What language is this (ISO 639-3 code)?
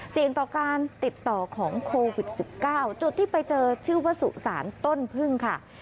tha